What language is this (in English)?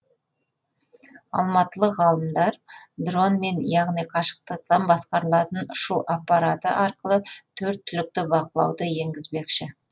Kazakh